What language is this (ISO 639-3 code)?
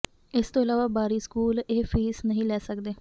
pan